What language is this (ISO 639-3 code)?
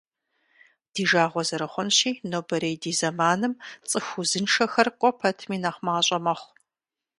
kbd